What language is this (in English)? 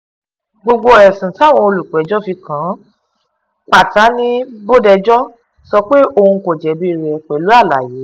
Yoruba